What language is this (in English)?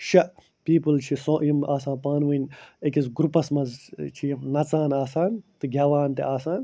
Kashmiri